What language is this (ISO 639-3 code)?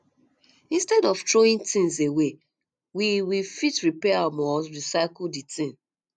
pcm